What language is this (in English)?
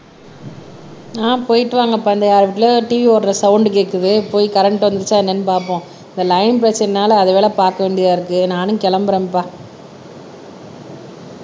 Tamil